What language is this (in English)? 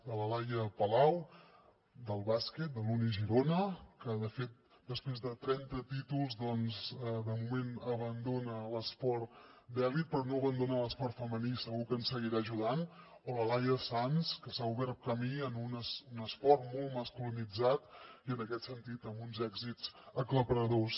Catalan